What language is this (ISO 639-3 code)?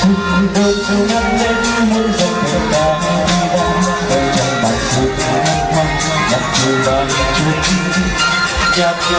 vie